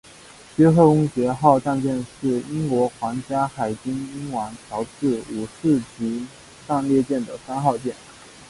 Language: Chinese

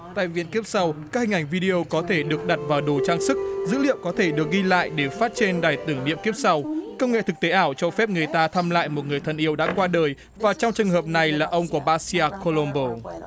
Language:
Vietnamese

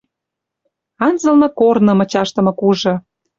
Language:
Western Mari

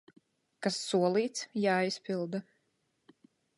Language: Latvian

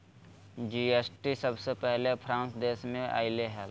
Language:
Magahi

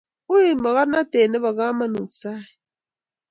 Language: Kalenjin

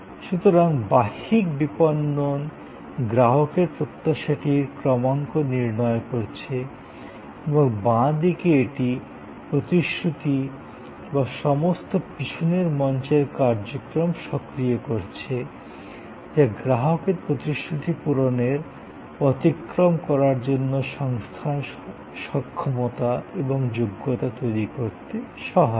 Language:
Bangla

